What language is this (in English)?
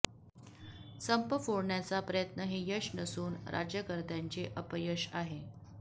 Marathi